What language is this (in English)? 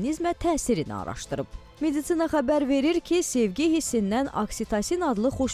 Turkish